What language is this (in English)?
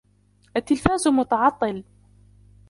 Arabic